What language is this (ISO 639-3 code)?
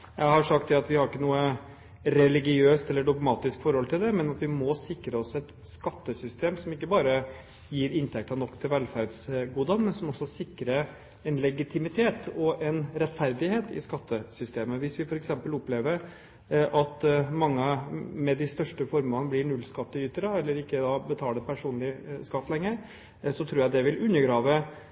nob